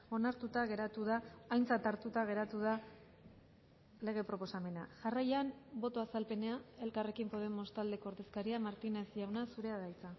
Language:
Basque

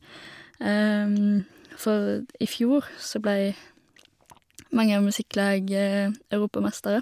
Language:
Norwegian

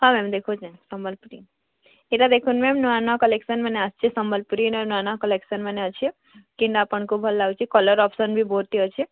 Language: Odia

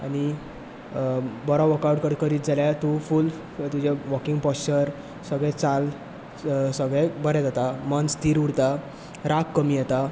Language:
Konkani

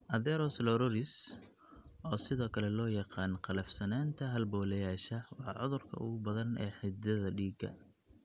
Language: Somali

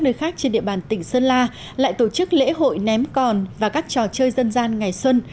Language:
Vietnamese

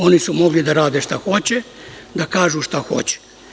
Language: Serbian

